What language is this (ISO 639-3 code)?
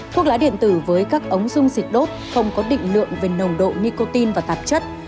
vie